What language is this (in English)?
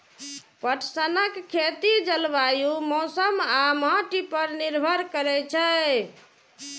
Maithili